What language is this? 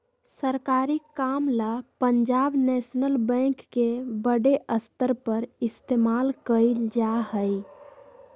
Magahi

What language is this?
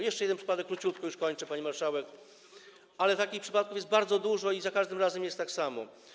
Polish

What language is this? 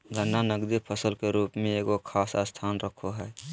Magahi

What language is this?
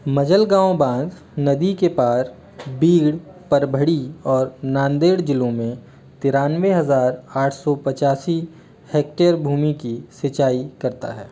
Hindi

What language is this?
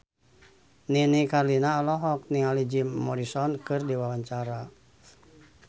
Sundanese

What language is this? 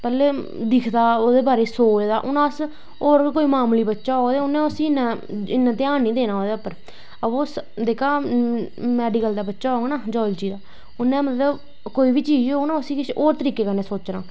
Dogri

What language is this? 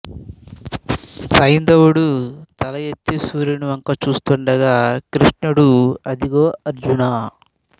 Telugu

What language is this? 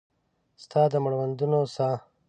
Pashto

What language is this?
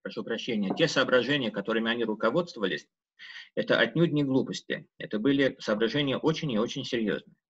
Russian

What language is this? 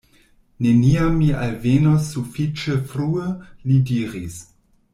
Esperanto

